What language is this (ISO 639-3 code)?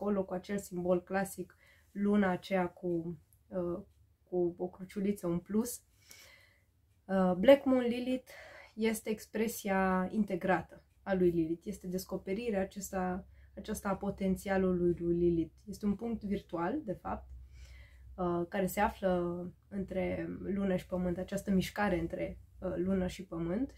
ron